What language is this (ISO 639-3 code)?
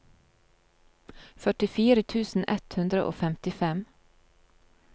nor